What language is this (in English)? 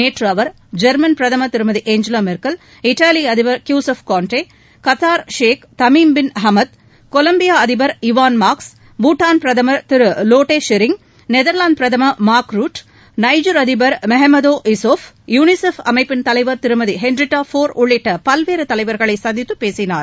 Tamil